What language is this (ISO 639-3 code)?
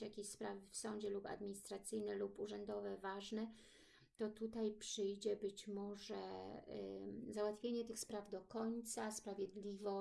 pol